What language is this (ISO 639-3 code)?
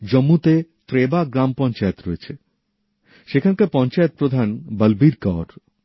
ben